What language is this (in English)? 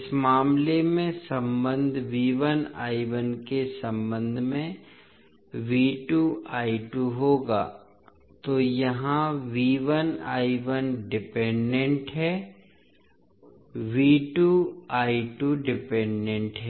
Hindi